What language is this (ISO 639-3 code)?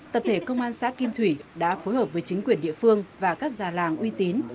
vie